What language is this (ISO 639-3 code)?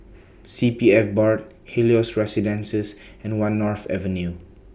eng